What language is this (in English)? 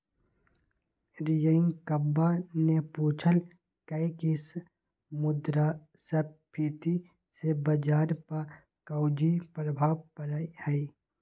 Magahi